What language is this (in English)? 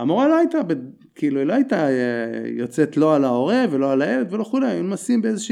Hebrew